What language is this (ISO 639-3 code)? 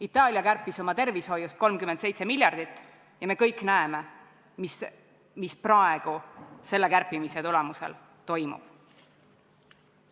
est